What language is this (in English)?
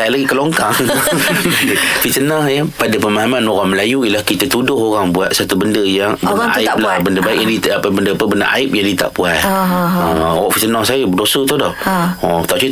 Malay